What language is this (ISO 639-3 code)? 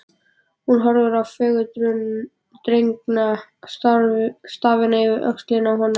isl